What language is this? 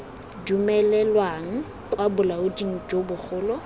Tswana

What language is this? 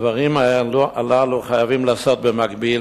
Hebrew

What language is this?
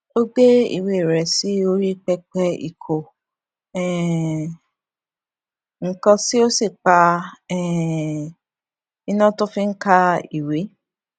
Yoruba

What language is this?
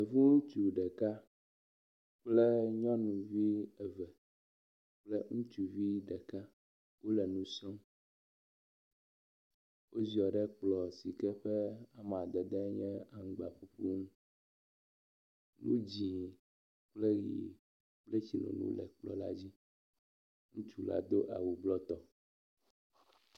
Ewe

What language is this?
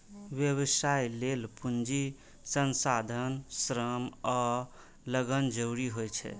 Maithili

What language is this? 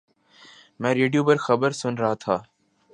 Urdu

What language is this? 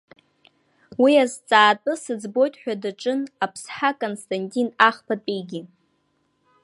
Abkhazian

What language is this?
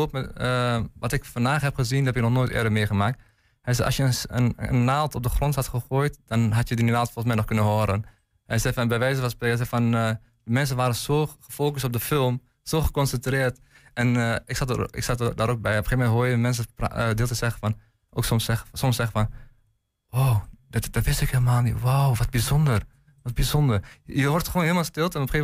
Dutch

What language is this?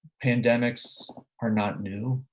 English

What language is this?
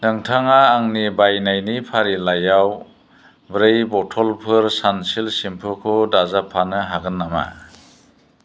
Bodo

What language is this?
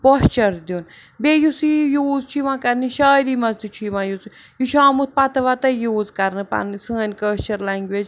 Kashmiri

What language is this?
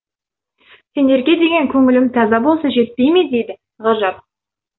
Kazakh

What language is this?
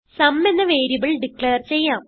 Malayalam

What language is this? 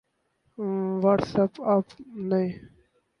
Urdu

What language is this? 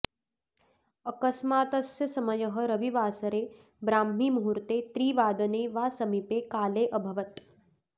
Sanskrit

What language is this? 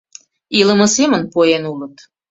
Mari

